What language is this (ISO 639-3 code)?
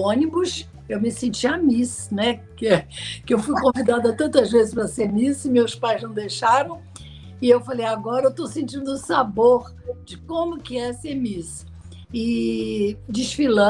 por